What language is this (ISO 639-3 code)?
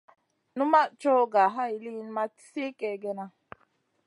mcn